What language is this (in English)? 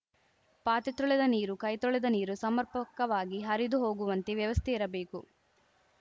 Kannada